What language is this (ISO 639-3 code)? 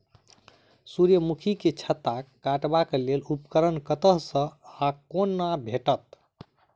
mai